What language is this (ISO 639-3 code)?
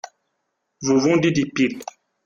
fra